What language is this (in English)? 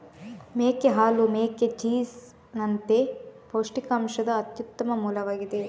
Kannada